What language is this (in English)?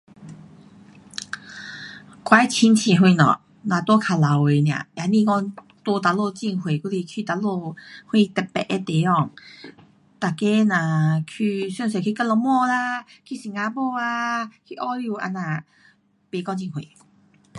Pu-Xian Chinese